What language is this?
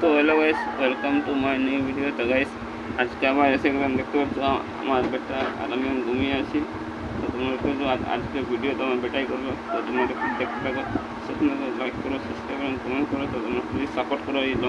Romanian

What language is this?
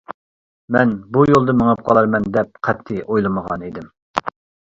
Uyghur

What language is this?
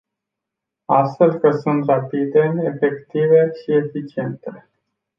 Romanian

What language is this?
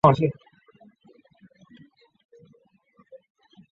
Chinese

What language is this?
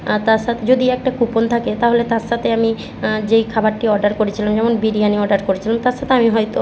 Bangla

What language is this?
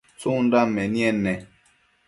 Matsés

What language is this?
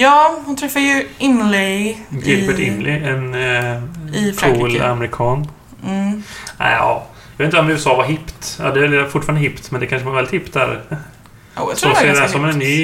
Swedish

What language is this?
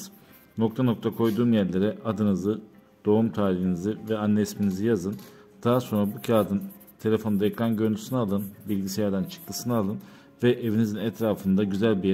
Turkish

